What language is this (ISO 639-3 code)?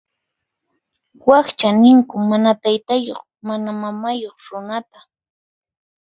qxp